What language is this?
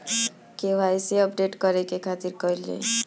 Bhojpuri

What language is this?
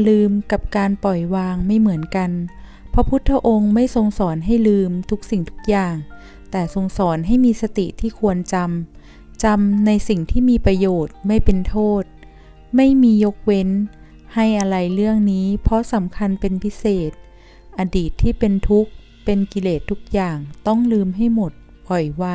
Thai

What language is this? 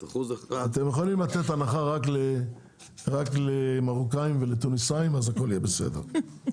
Hebrew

